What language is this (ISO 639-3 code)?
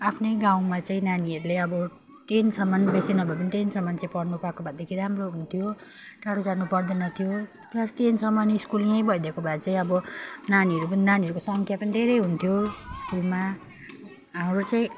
nep